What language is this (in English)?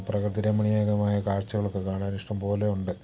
Malayalam